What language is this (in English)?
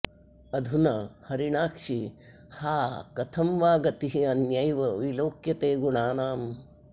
Sanskrit